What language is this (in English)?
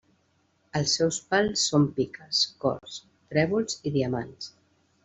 Catalan